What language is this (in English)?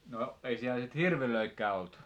Finnish